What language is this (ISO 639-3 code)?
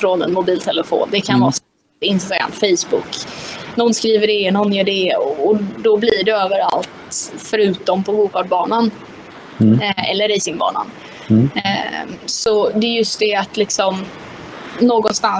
swe